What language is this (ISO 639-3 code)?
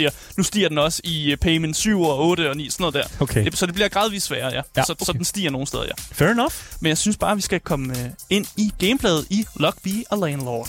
dan